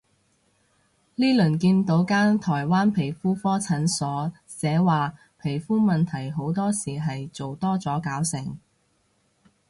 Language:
Cantonese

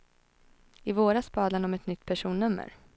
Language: Swedish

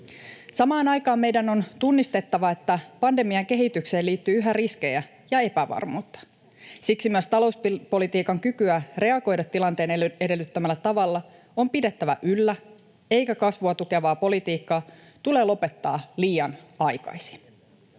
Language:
Finnish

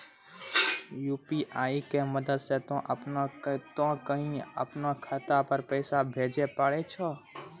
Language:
Maithili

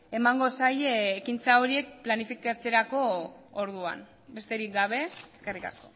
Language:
Basque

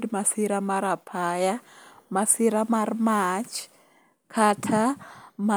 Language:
Luo (Kenya and Tanzania)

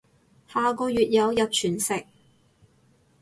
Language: Cantonese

